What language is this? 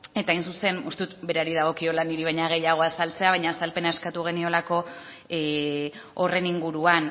Basque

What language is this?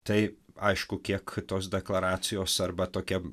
Lithuanian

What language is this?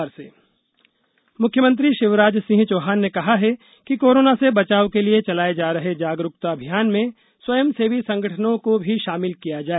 Hindi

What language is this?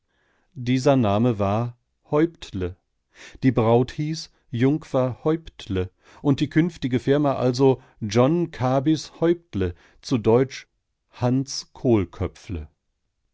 German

